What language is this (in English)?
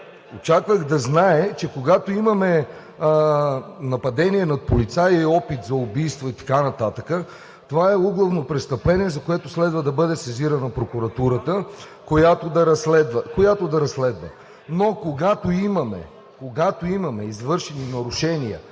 Bulgarian